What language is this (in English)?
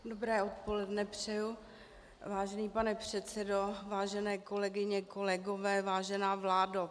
Czech